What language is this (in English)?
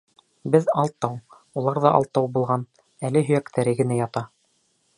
Bashkir